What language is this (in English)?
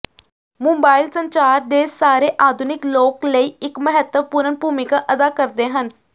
Punjabi